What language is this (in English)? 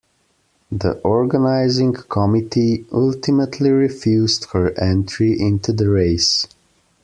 English